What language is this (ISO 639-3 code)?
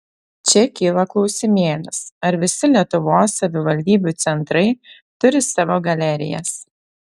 lit